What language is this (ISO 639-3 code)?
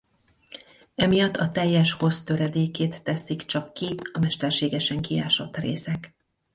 hun